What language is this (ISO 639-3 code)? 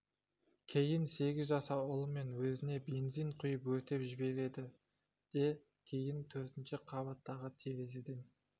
kaz